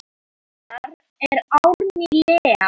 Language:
Icelandic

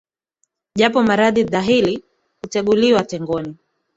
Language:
Swahili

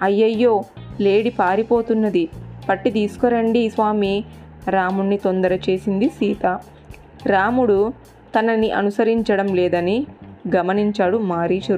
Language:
Telugu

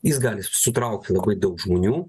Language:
Lithuanian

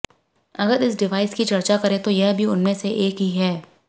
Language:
Hindi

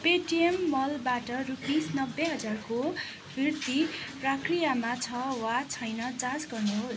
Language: Nepali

